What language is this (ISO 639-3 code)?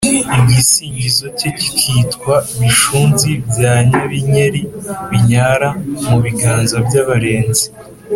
kin